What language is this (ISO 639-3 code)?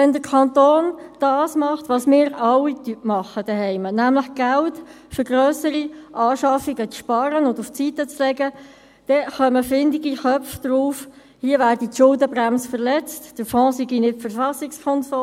gsw